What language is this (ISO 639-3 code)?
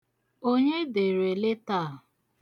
ibo